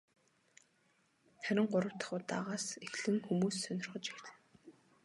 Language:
Mongolian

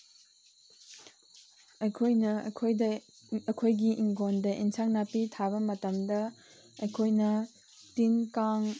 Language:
Manipuri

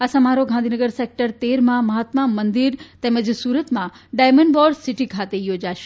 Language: Gujarati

